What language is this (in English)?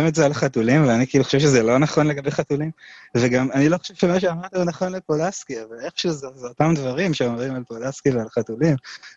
Hebrew